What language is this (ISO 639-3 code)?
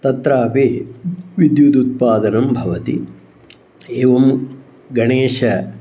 san